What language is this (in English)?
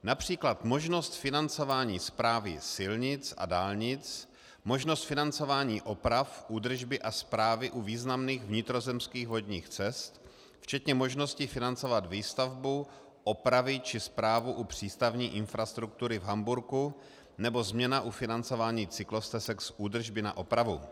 Czech